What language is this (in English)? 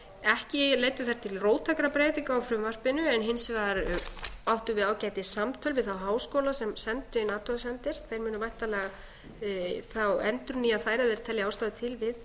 Icelandic